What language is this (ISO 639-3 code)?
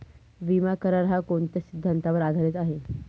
mar